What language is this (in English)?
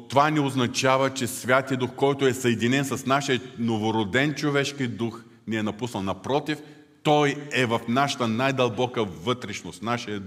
Bulgarian